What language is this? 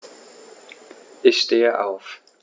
German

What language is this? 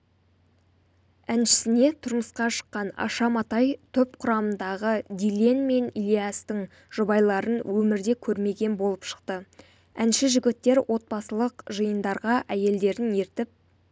Kazakh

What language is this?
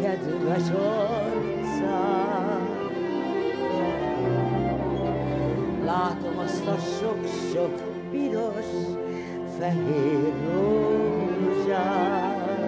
Hungarian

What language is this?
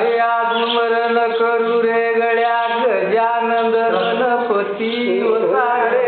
Marathi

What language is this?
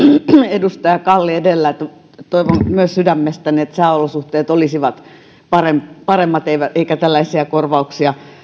Finnish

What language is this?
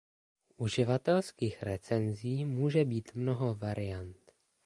Czech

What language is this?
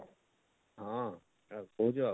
Odia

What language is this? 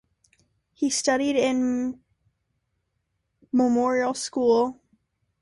English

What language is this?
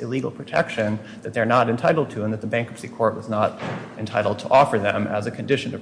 English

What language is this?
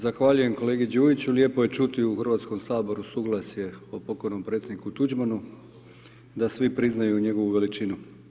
Croatian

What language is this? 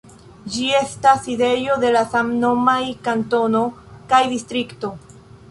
Esperanto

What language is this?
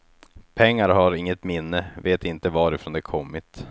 Swedish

